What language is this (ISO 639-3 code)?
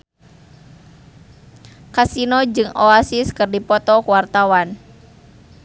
sun